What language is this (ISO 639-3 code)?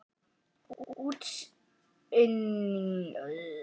isl